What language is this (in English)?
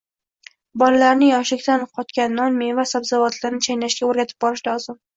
Uzbek